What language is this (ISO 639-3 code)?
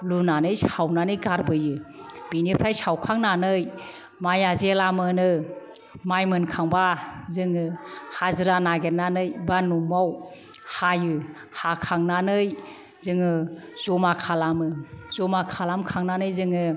brx